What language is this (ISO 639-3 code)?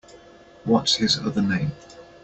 eng